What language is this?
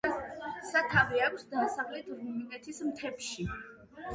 Georgian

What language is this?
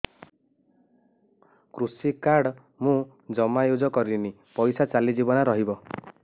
Odia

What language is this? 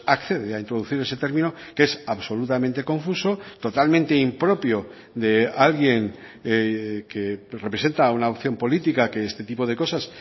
Spanish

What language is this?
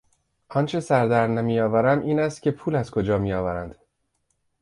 Persian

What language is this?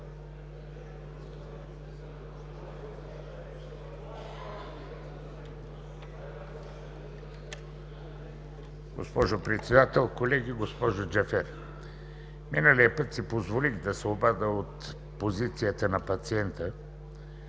Bulgarian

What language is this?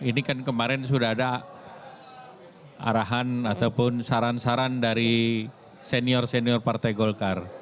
Indonesian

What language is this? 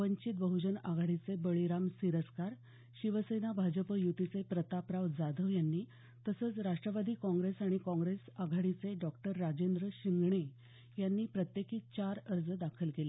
Marathi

